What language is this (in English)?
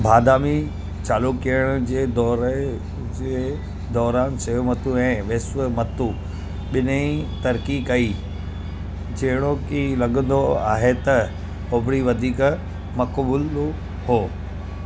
Sindhi